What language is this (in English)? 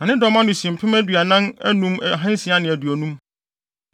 Akan